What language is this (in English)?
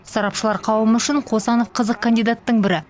Kazakh